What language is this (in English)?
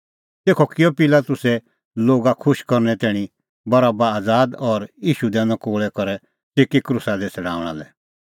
Kullu Pahari